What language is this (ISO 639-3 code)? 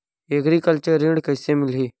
hne